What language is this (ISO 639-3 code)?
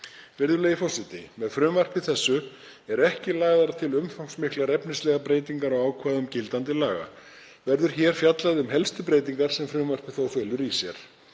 isl